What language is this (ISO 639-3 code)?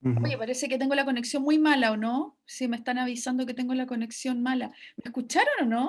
spa